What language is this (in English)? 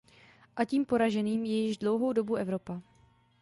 Czech